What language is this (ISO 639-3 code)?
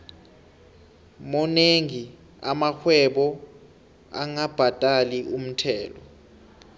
nbl